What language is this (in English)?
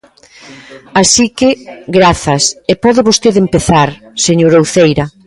Galician